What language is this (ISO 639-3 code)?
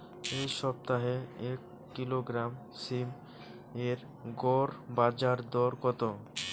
ben